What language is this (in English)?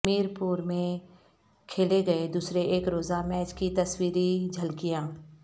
Urdu